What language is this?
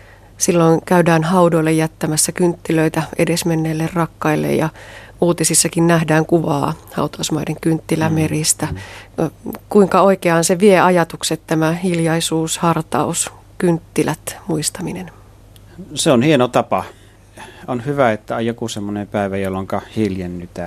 Finnish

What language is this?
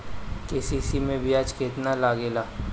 Bhojpuri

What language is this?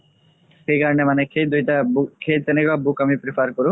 Assamese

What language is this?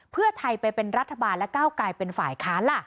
Thai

